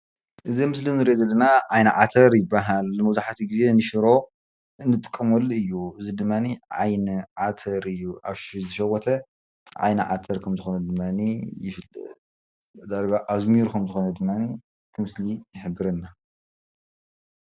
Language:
Tigrinya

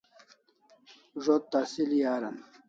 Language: Kalasha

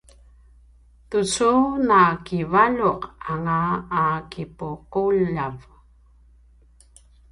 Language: Paiwan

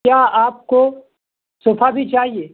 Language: Urdu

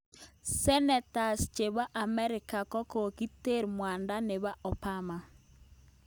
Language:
Kalenjin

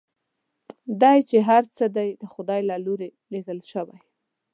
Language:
Pashto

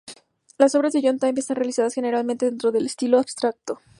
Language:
Spanish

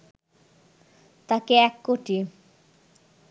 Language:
Bangla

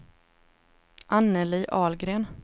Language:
Swedish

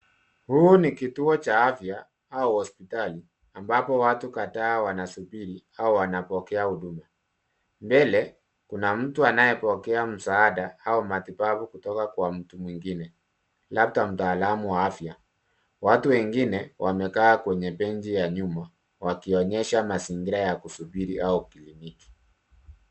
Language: Swahili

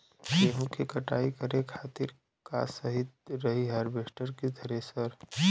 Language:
Bhojpuri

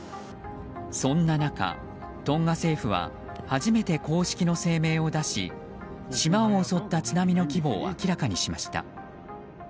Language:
Japanese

